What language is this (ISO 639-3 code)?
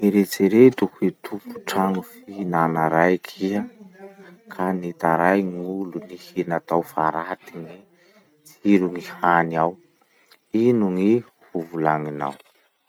msh